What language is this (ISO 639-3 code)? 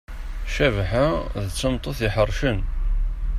kab